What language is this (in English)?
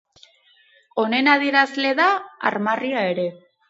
Basque